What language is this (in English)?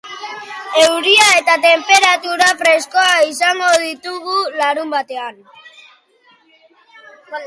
Basque